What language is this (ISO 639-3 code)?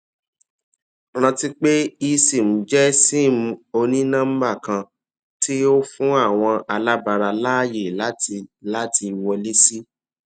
yor